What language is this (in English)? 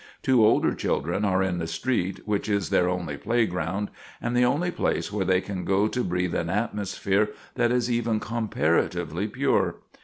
English